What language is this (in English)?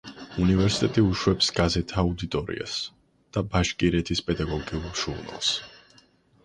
Georgian